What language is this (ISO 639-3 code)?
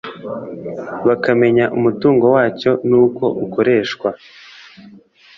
kin